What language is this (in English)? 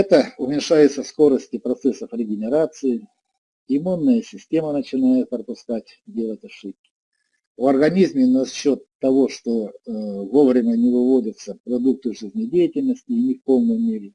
Russian